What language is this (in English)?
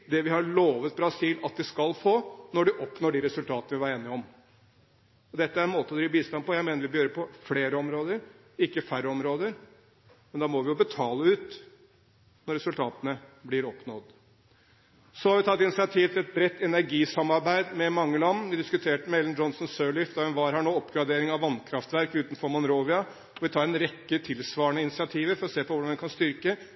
Norwegian Bokmål